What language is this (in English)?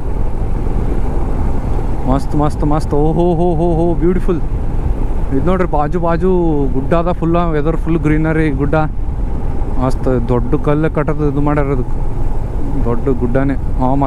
Kannada